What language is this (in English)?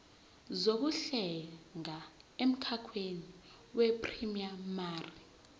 Zulu